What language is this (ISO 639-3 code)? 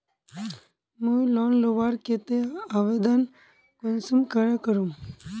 mag